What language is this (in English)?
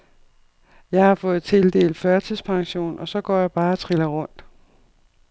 Danish